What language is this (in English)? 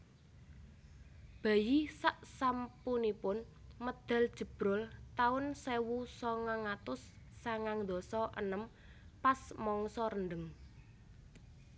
Javanese